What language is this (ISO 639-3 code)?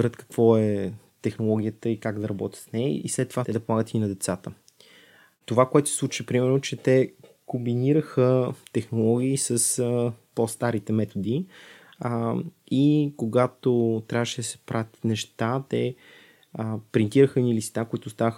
bul